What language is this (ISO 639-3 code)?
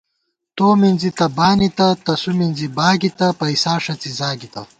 gwt